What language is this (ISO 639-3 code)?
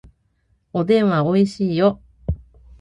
jpn